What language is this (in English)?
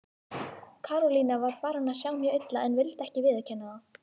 Icelandic